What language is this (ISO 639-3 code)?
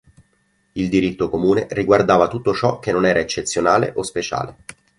ita